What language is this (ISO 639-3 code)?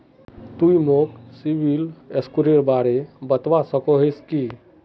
mag